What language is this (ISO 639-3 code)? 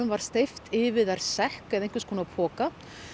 isl